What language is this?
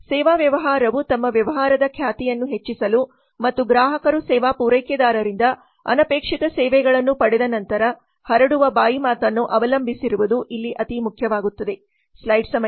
Kannada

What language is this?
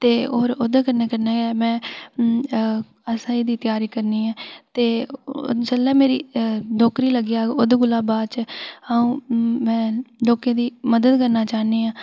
Dogri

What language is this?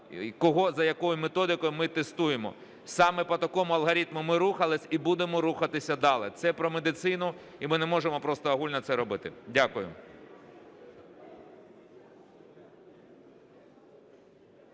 Ukrainian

